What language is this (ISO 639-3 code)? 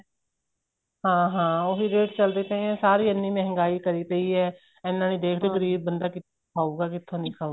pan